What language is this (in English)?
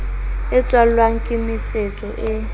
Southern Sotho